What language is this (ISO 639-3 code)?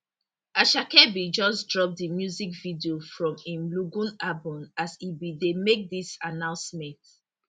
pcm